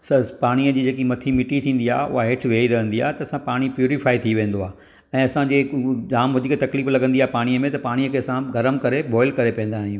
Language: Sindhi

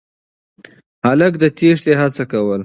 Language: Pashto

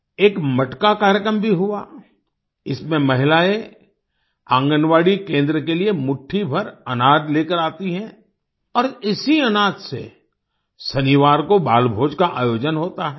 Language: Hindi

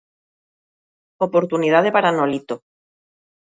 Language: Galician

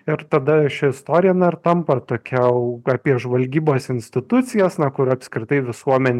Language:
Lithuanian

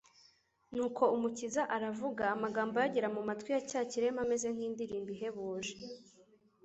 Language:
Kinyarwanda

